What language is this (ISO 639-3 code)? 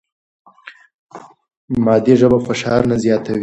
pus